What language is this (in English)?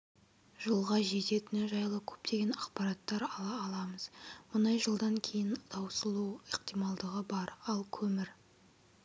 Kazakh